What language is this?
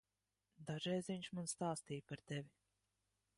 Latvian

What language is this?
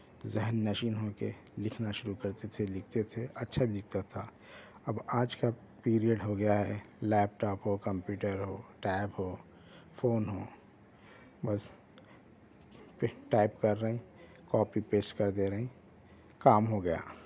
Urdu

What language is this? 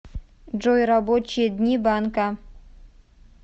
Russian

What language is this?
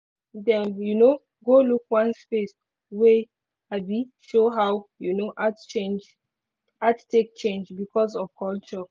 Nigerian Pidgin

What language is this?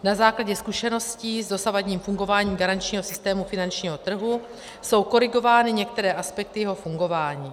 Czech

